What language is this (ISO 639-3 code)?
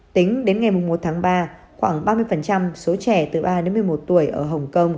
vie